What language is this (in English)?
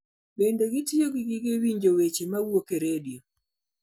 Luo (Kenya and Tanzania)